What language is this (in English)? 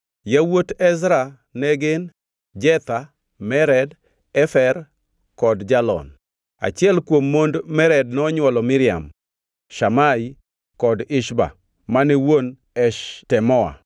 Luo (Kenya and Tanzania)